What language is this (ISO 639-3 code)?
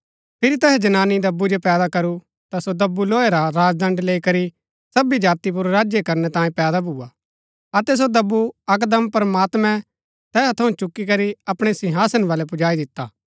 gbk